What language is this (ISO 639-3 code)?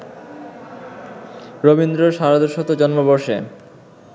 ben